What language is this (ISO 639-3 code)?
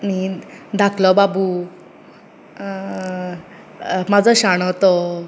kok